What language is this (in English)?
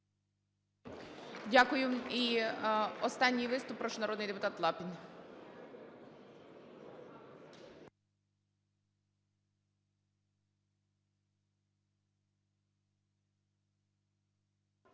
Ukrainian